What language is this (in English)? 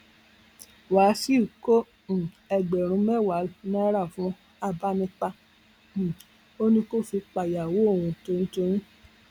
Yoruba